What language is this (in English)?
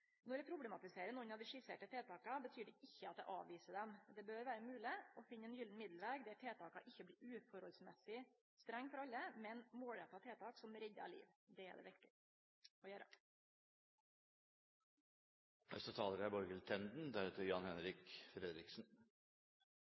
Norwegian Nynorsk